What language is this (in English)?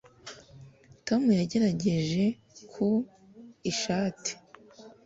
Kinyarwanda